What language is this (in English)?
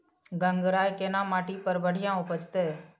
Maithili